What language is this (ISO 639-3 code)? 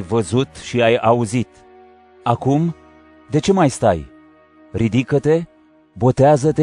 ron